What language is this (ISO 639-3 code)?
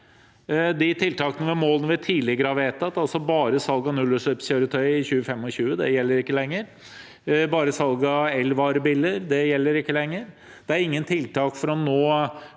nor